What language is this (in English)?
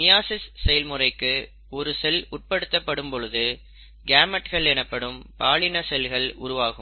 Tamil